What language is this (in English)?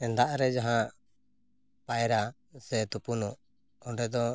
Santali